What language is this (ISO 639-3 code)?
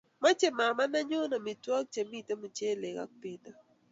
kln